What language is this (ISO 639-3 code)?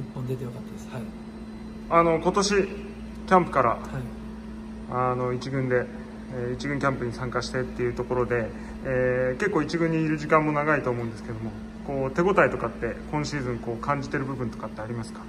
jpn